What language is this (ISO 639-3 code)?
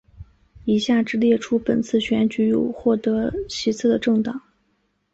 zho